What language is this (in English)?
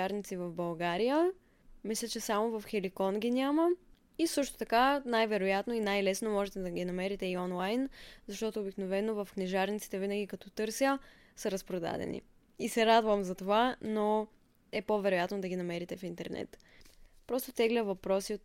Bulgarian